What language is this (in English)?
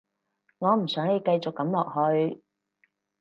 Cantonese